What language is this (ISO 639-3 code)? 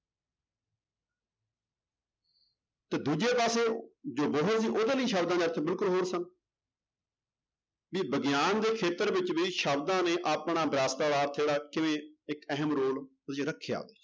pan